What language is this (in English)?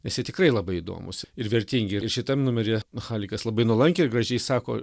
Lithuanian